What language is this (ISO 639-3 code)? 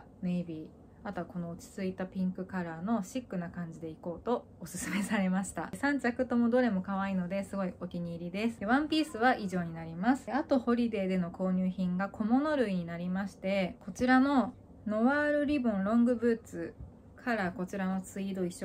jpn